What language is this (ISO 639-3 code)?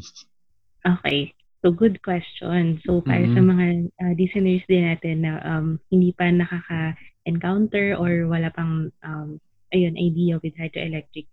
fil